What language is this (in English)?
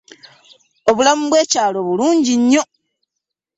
Ganda